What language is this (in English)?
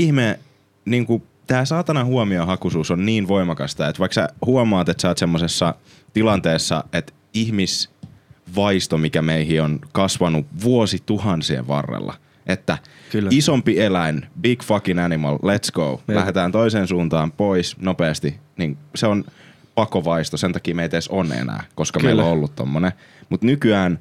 Finnish